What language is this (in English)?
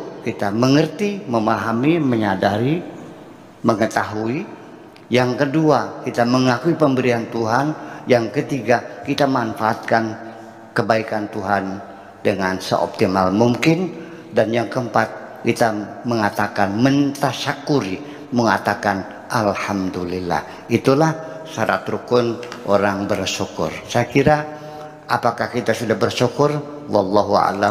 Indonesian